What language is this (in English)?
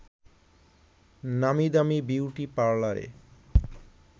Bangla